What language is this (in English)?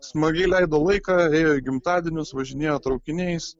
Lithuanian